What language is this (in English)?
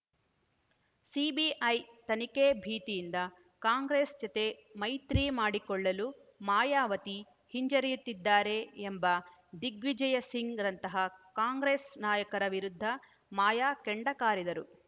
Kannada